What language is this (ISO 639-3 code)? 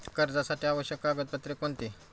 mar